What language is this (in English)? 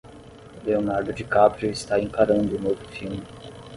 Portuguese